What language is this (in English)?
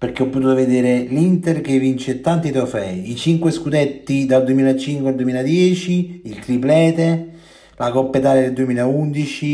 Italian